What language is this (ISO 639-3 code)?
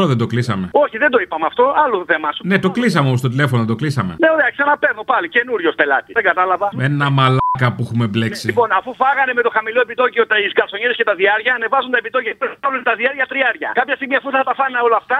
ell